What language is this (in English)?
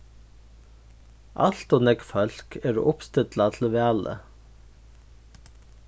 Faroese